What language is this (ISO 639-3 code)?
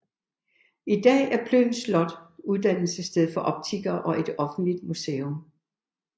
dan